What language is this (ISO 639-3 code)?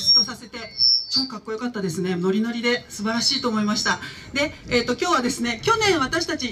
jpn